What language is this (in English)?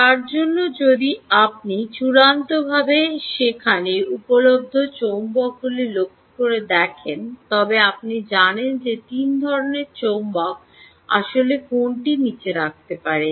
Bangla